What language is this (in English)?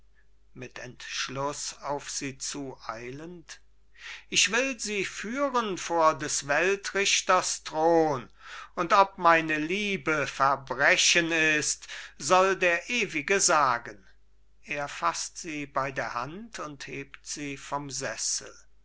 German